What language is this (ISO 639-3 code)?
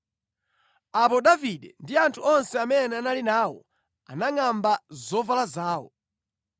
nya